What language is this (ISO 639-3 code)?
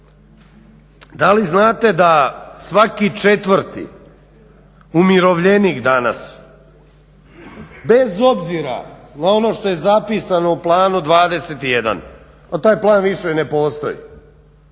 hrv